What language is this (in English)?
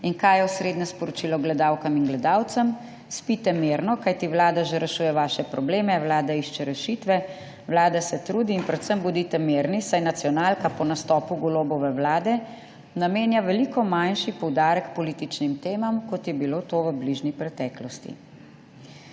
Slovenian